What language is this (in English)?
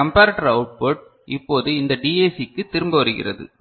Tamil